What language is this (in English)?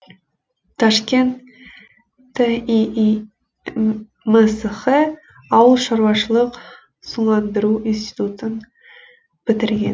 Kazakh